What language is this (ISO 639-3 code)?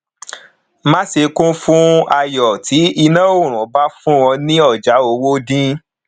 yor